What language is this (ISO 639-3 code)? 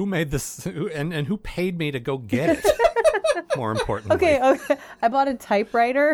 eng